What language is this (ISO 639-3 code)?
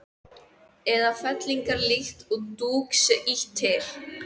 isl